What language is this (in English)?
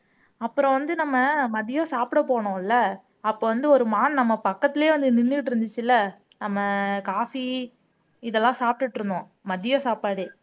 Tamil